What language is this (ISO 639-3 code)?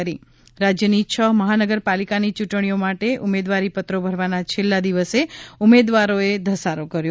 guj